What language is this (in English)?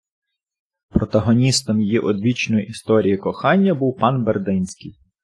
Ukrainian